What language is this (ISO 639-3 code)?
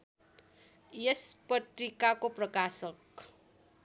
nep